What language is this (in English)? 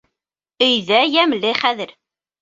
Bashkir